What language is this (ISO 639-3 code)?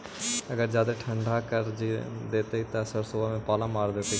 mag